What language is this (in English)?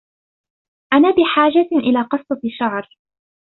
Arabic